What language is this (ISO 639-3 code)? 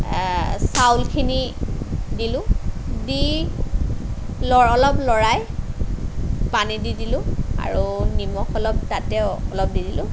asm